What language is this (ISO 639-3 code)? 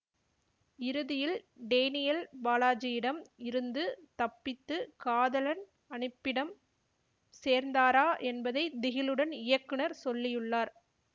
tam